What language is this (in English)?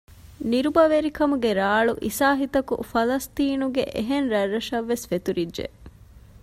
Divehi